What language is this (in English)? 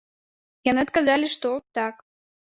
Belarusian